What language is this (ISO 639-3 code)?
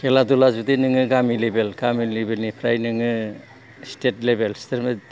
brx